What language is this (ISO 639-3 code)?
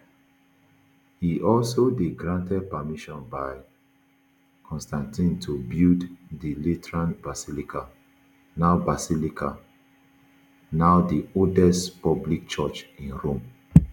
pcm